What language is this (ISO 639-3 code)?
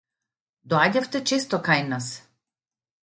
mkd